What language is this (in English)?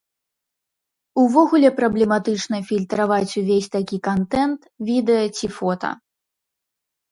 Belarusian